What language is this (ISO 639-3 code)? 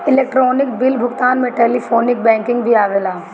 bho